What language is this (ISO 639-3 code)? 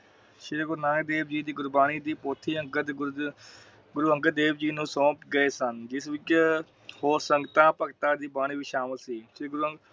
pan